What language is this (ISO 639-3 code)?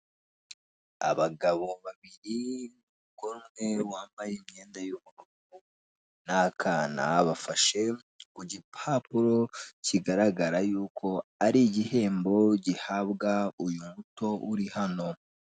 kin